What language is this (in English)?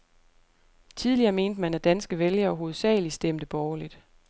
Danish